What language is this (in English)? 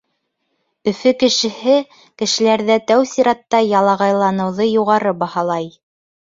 Bashkir